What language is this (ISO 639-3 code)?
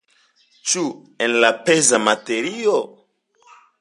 epo